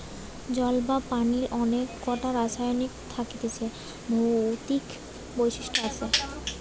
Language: Bangla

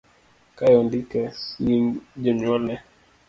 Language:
Luo (Kenya and Tanzania)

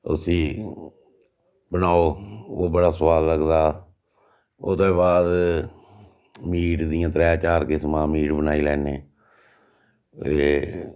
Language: Dogri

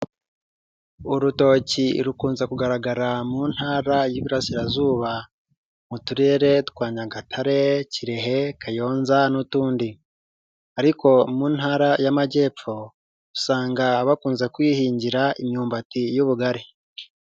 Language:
Kinyarwanda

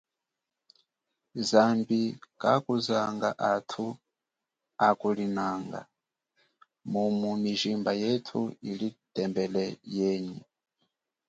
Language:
Chokwe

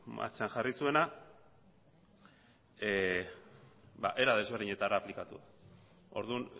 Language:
Basque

